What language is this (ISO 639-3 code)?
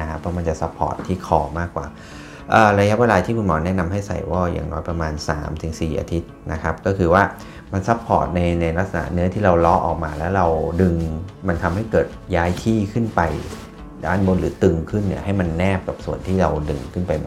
tha